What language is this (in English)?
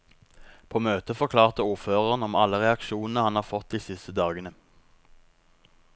Norwegian